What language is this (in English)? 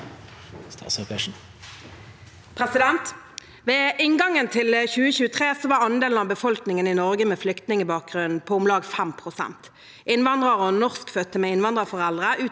Norwegian